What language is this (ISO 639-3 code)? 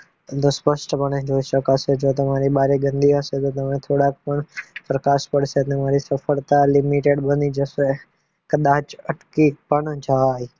guj